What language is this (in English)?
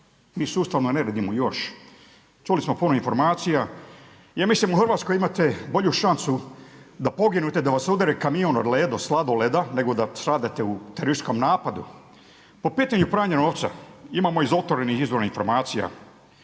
Croatian